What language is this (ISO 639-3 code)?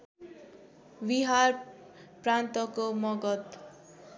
nep